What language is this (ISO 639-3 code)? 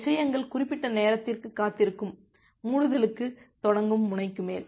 tam